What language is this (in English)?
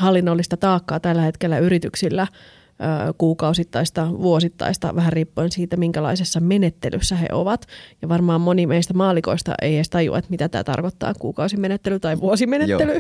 Finnish